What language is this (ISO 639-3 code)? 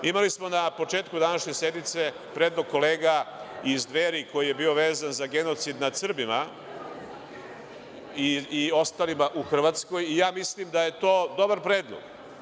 srp